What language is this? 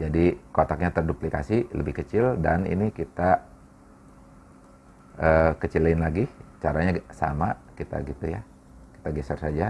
Indonesian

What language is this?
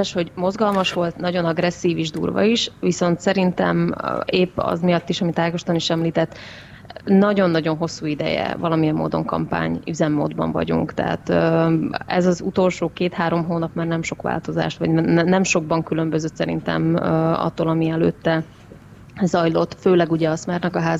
Hungarian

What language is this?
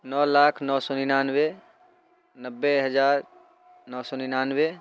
Maithili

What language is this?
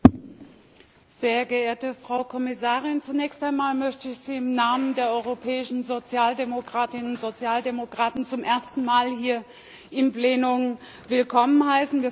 German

